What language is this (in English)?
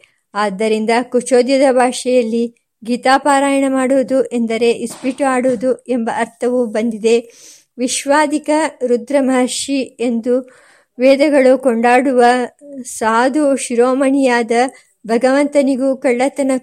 Kannada